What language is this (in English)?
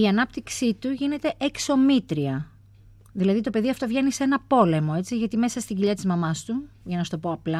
Greek